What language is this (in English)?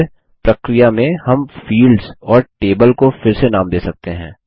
Hindi